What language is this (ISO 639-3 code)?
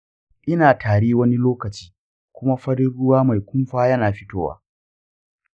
hau